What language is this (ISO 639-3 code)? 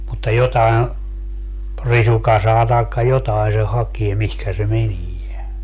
fin